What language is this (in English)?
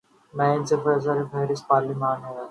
Urdu